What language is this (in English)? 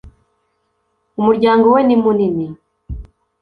Kinyarwanda